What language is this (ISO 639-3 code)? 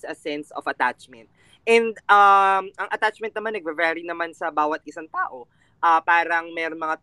fil